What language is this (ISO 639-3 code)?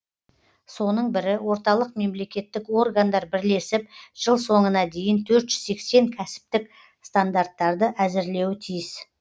kaz